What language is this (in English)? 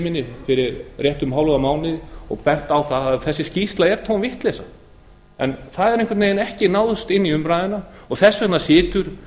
Icelandic